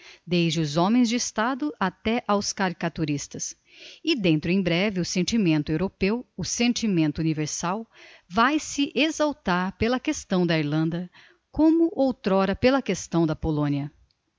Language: Portuguese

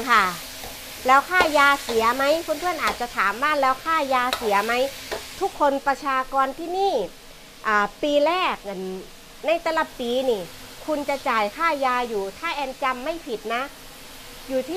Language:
Thai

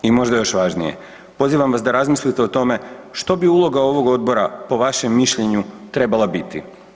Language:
Croatian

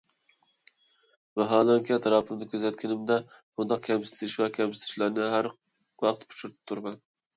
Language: Uyghur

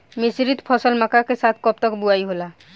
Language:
Bhojpuri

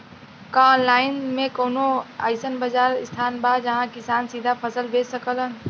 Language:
Bhojpuri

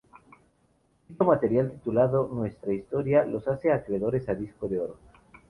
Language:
Spanish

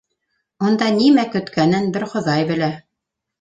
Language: Bashkir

